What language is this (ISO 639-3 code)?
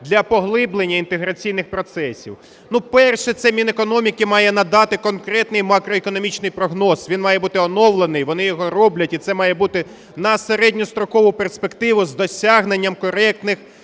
ukr